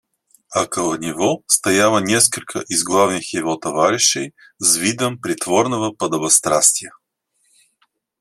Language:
Russian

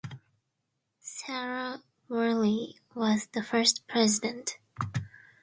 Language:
English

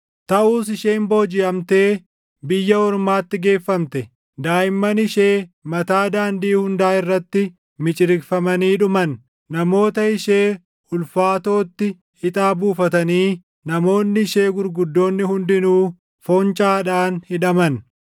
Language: Oromo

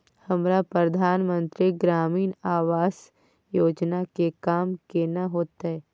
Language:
Maithili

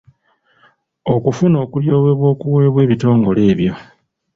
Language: Ganda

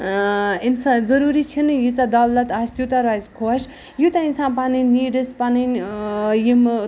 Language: Kashmiri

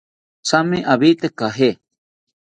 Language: South Ucayali Ashéninka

